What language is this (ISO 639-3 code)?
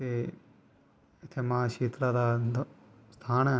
doi